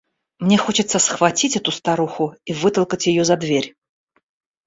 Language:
Russian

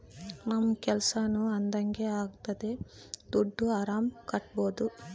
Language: Kannada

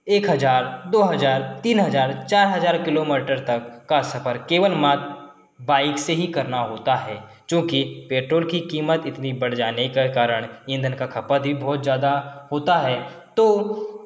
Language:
Hindi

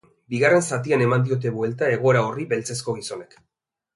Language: Basque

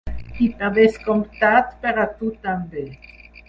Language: Catalan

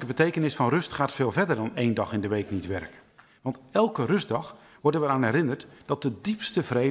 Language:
Dutch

